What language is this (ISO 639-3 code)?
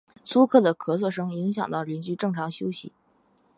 zho